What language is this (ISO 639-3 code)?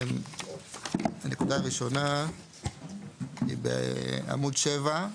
heb